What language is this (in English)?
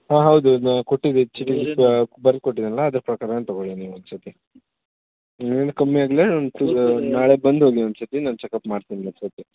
Kannada